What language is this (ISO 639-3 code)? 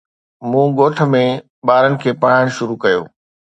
snd